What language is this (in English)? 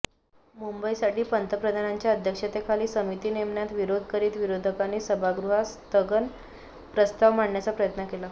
Marathi